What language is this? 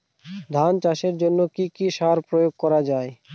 Bangla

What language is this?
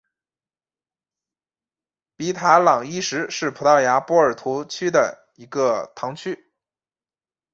Chinese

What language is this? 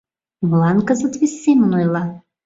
Mari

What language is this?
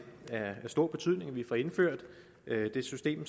Danish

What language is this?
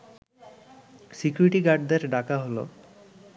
Bangla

